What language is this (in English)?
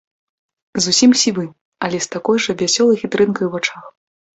Belarusian